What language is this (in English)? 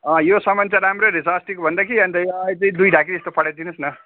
Nepali